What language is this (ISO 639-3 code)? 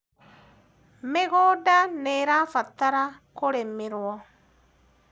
kik